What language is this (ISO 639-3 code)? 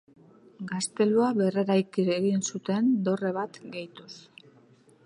eus